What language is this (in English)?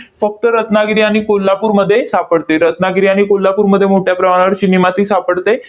Marathi